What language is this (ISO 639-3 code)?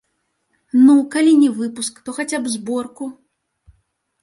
bel